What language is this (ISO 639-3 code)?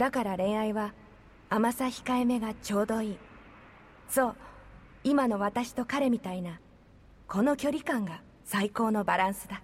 jpn